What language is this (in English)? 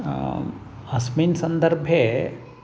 Sanskrit